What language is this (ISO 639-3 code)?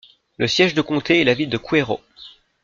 fra